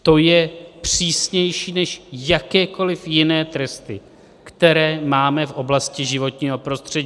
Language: Czech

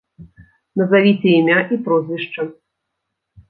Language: Belarusian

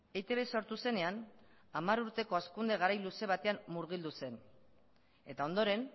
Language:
Basque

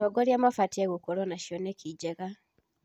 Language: Kikuyu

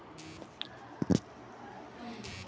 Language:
Telugu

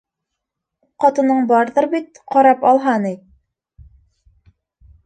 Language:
Bashkir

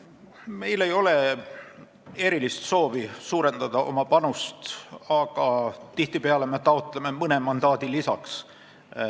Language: Estonian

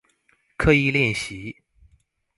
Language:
Chinese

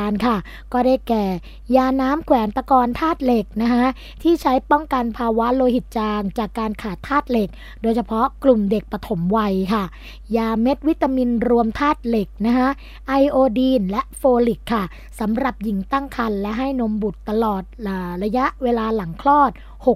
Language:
Thai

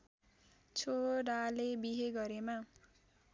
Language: Nepali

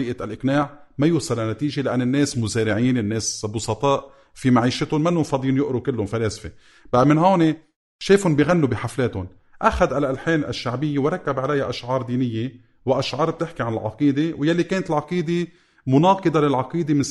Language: Arabic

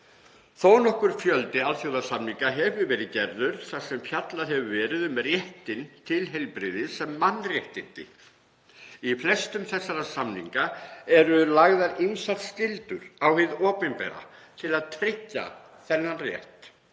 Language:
Icelandic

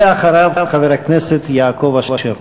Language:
Hebrew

